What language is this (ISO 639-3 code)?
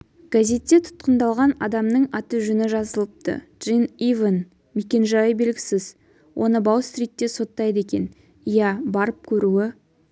kaz